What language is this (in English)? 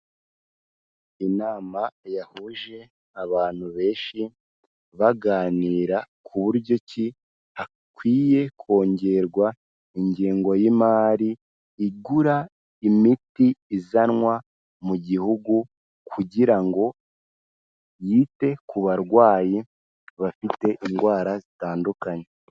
Kinyarwanda